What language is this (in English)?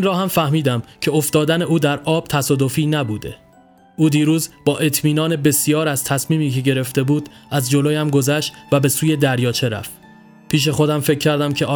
Persian